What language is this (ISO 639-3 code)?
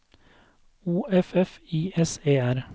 nor